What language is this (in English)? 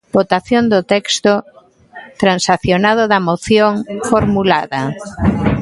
Galician